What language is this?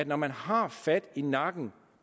Danish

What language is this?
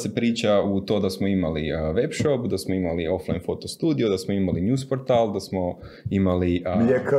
Croatian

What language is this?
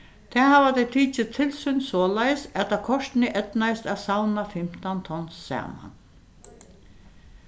Faroese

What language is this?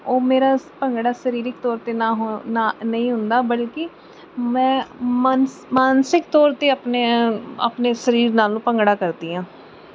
Punjabi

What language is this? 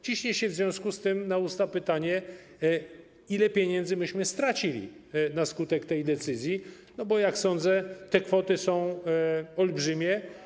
Polish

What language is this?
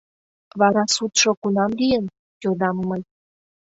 Mari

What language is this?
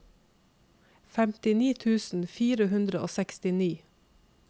Norwegian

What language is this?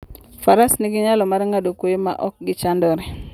Luo (Kenya and Tanzania)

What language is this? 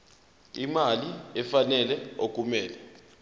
Zulu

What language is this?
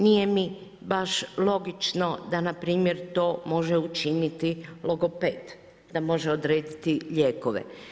Croatian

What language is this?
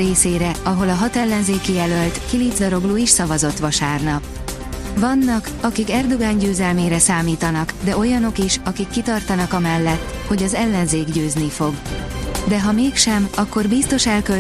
Hungarian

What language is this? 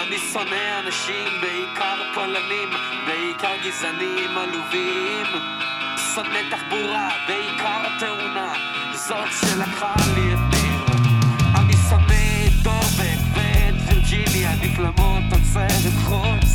Hebrew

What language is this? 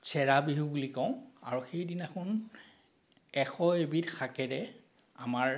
Assamese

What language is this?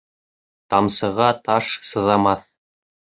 Bashkir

